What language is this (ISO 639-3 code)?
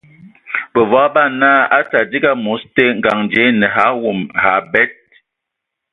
ewo